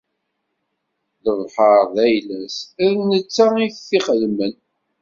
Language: Kabyle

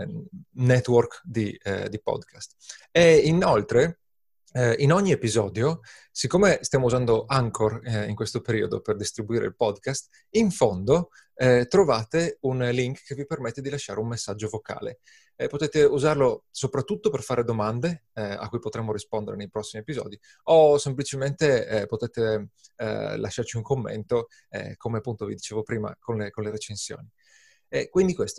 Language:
Italian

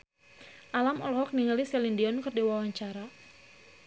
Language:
Sundanese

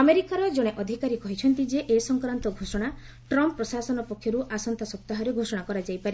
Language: Odia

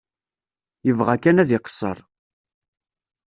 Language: Kabyle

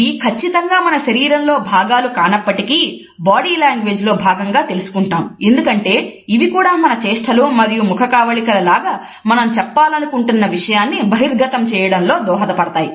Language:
Telugu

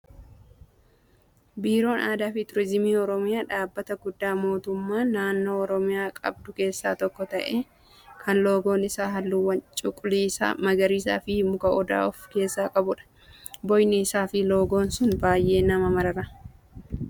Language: Oromo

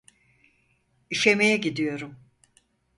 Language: Turkish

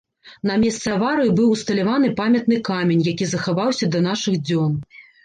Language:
Belarusian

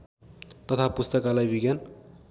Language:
Nepali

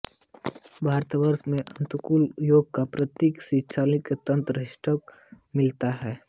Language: Hindi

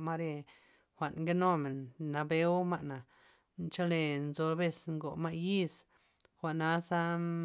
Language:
Loxicha Zapotec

